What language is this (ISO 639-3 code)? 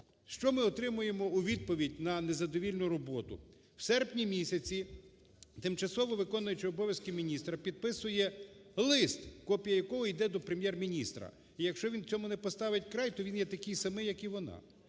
ukr